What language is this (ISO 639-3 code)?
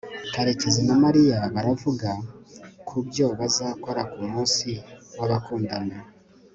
kin